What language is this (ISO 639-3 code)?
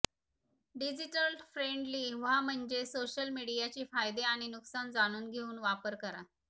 mar